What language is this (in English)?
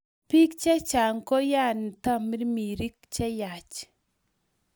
Kalenjin